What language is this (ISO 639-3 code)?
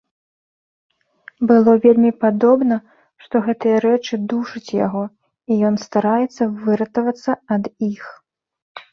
bel